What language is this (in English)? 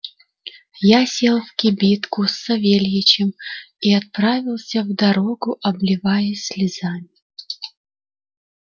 Russian